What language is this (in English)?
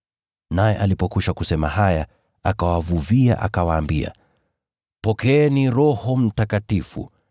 Swahili